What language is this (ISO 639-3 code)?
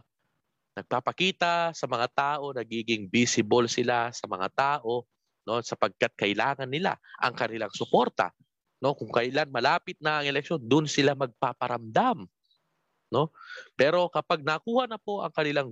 fil